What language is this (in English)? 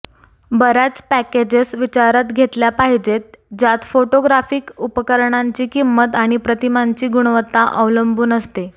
Marathi